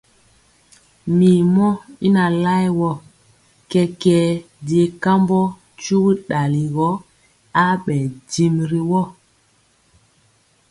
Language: Mpiemo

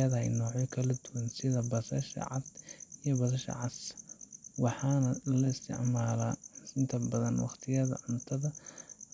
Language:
Somali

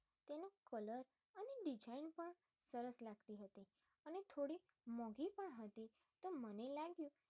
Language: Gujarati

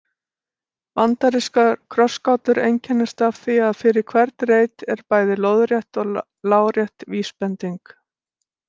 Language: Icelandic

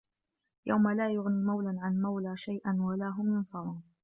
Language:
Arabic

